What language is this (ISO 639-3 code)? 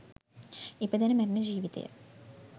sin